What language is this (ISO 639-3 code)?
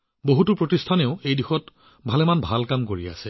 asm